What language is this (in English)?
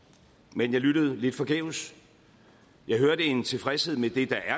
Danish